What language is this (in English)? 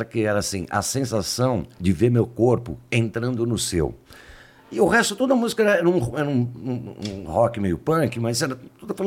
Portuguese